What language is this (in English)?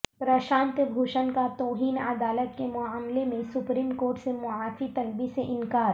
Urdu